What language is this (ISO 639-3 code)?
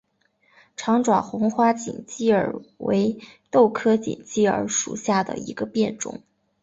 zho